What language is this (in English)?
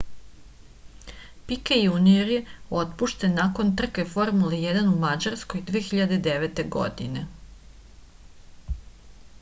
Serbian